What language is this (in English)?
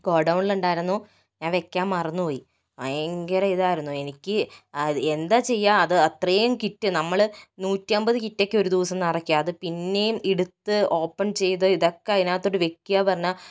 Malayalam